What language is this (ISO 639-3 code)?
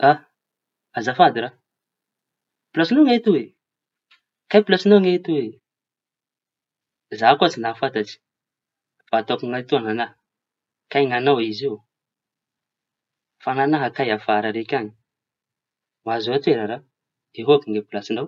txy